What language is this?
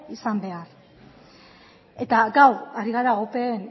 Basque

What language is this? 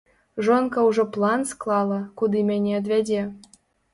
Belarusian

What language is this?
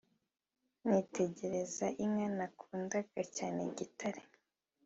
Kinyarwanda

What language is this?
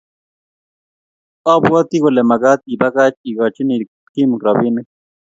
Kalenjin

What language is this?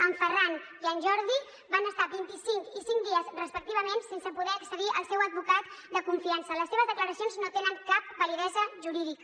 Catalan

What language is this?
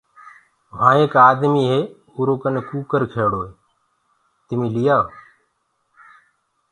Gurgula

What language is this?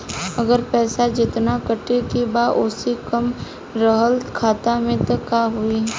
Bhojpuri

